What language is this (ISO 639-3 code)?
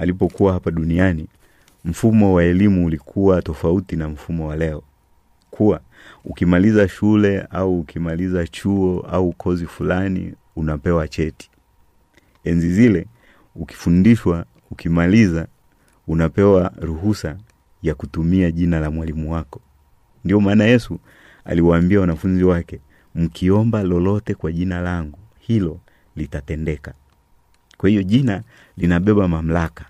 swa